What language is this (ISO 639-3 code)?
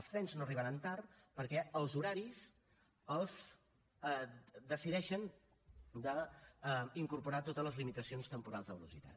cat